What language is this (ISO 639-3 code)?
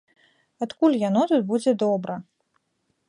bel